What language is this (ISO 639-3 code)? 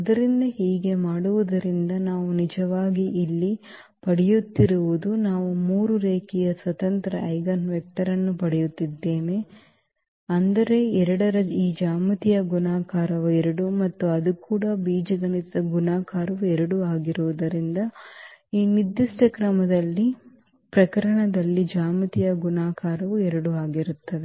kan